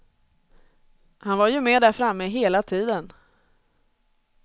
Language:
Swedish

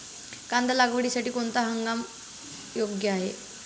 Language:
Marathi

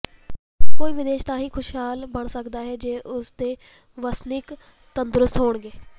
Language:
Punjabi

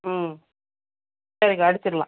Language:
Tamil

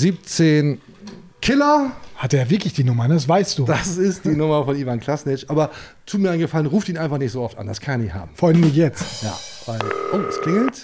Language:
German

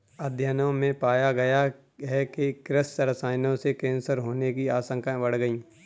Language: Hindi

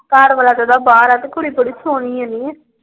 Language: Punjabi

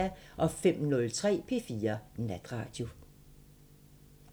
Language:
Danish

